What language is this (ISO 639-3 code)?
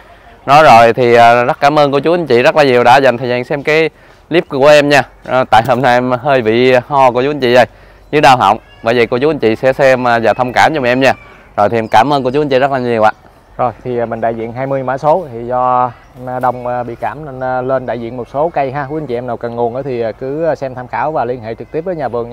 vie